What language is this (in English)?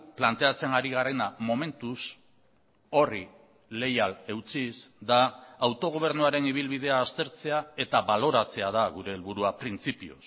Basque